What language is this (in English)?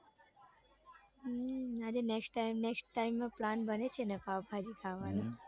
Gujarati